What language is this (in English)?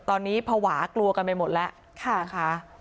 Thai